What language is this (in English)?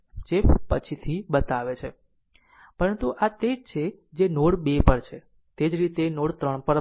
Gujarati